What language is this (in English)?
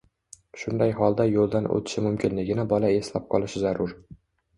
Uzbek